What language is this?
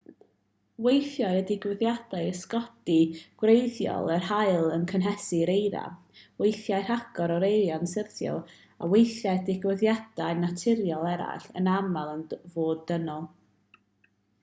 Welsh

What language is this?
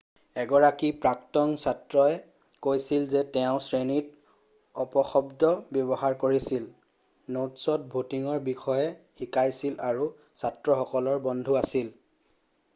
Assamese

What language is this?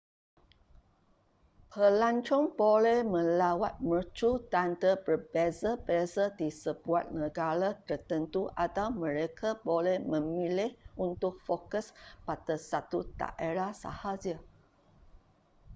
Malay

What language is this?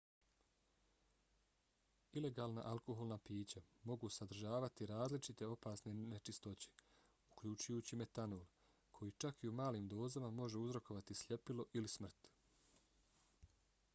Bosnian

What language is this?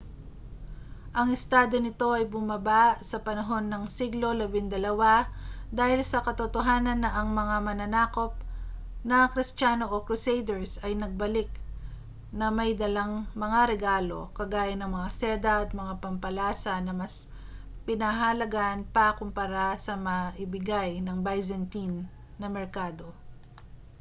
Filipino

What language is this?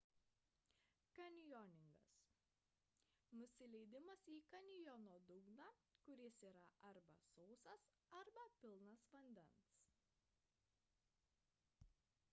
Lithuanian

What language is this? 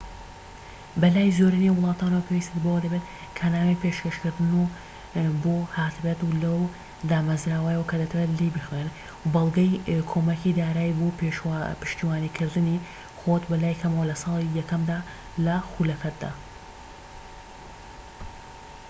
Central Kurdish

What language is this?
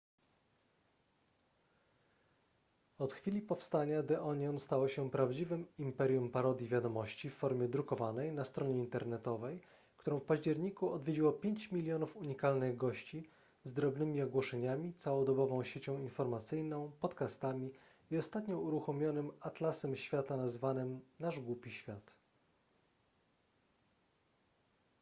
Polish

